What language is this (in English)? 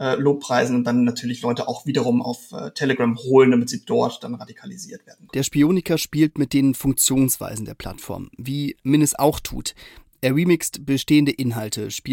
German